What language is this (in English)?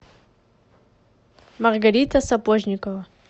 Russian